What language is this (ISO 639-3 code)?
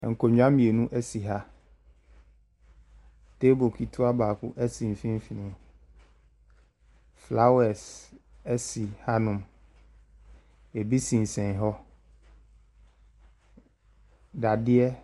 aka